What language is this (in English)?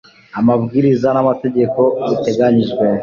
Kinyarwanda